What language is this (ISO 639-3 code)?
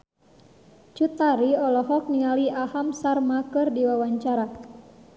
sun